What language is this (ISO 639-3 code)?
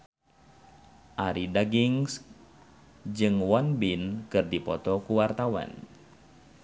sun